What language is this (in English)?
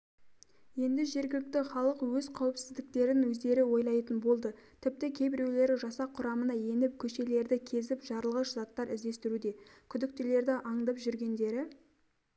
Kazakh